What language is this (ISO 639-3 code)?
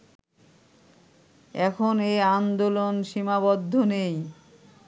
ben